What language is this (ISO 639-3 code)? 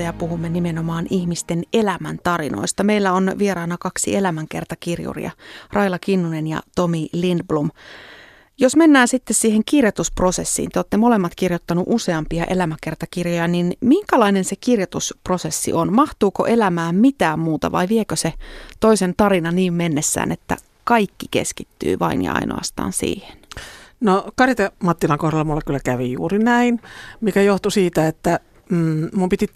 fin